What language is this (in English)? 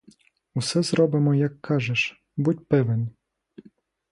Ukrainian